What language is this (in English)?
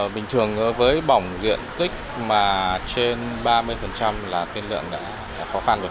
Vietnamese